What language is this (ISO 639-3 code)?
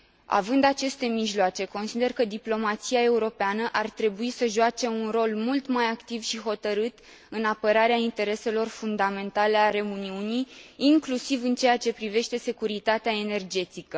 ron